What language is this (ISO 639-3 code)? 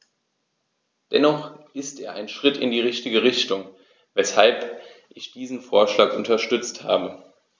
deu